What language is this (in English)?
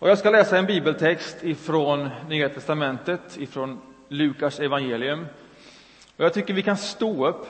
Swedish